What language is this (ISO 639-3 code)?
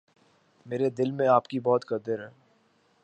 urd